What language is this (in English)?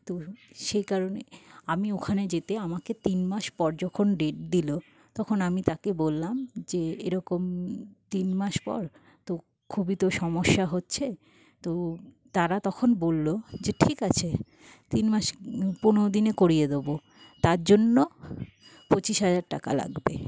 Bangla